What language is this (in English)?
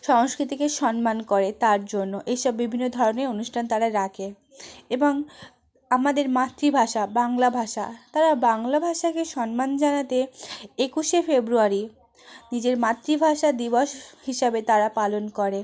Bangla